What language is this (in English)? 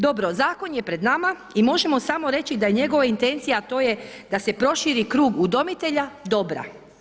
Croatian